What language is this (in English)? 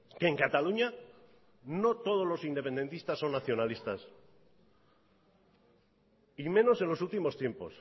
Spanish